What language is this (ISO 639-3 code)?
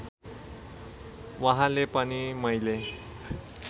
nep